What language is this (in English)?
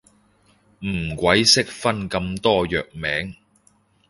Cantonese